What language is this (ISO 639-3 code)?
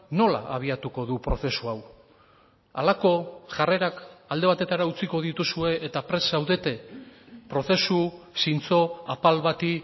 eus